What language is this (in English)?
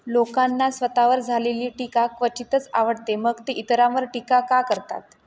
Marathi